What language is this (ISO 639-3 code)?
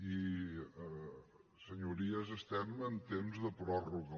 cat